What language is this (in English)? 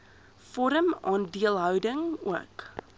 Afrikaans